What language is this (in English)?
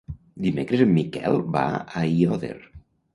Catalan